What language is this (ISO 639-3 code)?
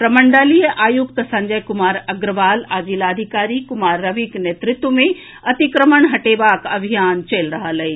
mai